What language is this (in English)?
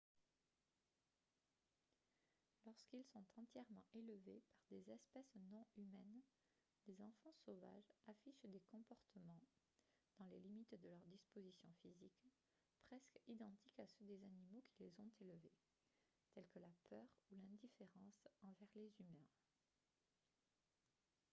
French